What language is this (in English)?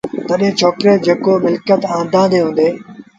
Sindhi Bhil